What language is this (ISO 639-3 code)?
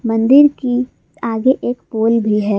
hin